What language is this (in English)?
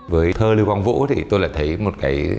Vietnamese